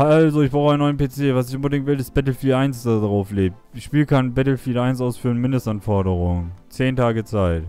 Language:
German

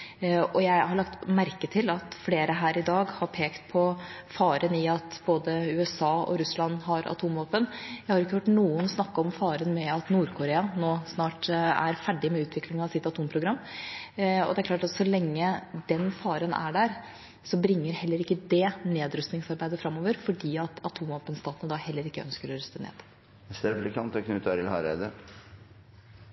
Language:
Norwegian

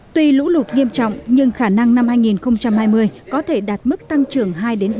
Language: Vietnamese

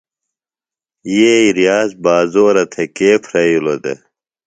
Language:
Phalura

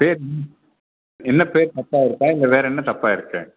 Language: Tamil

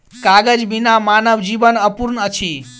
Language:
Maithili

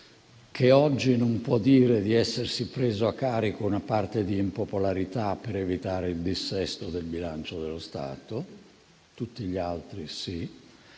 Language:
Italian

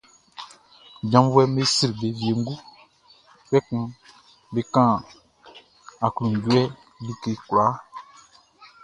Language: Baoulé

